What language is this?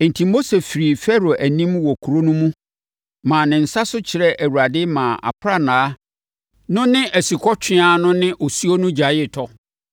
Akan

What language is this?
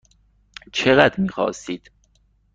Persian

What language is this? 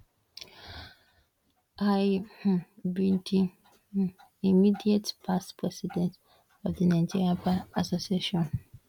Nigerian Pidgin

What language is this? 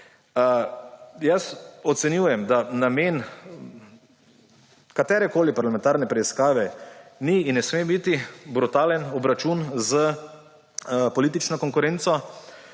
Slovenian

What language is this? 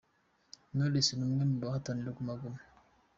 Kinyarwanda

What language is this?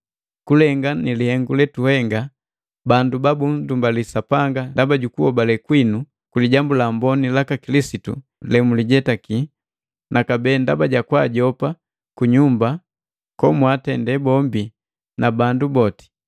Matengo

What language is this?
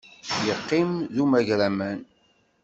Kabyle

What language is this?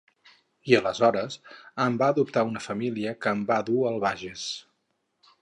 Catalan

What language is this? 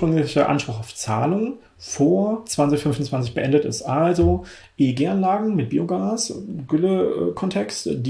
German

